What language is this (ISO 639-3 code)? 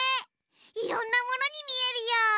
jpn